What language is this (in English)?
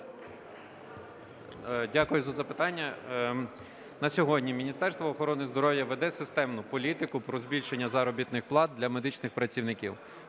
Ukrainian